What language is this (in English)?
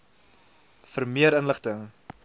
Afrikaans